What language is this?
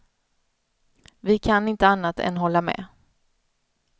Swedish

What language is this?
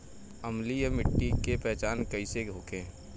Bhojpuri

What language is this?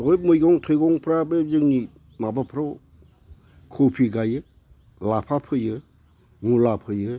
Bodo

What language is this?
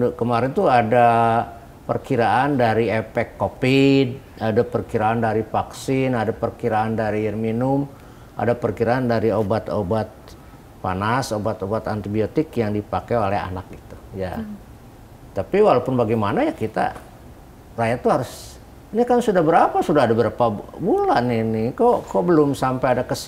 Indonesian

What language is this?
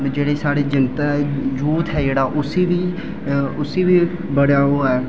Dogri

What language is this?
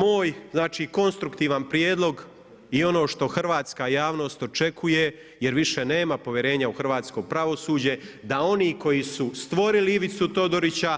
Croatian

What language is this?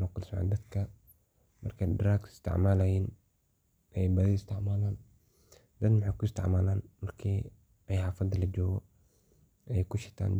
Somali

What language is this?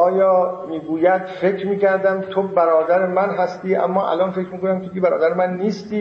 Persian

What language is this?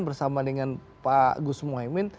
Indonesian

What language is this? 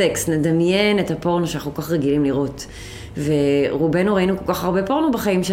Hebrew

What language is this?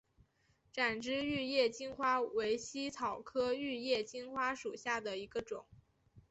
Chinese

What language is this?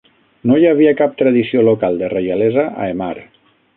Catalan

